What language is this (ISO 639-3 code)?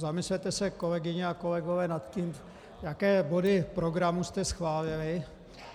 ces